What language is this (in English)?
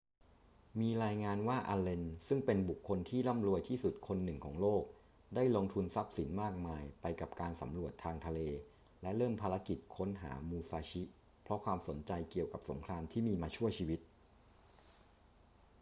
Thai